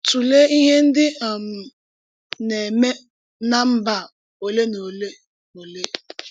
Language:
Igbo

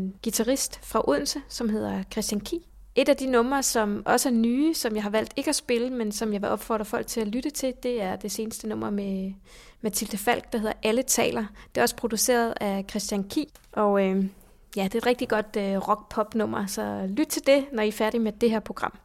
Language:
Danish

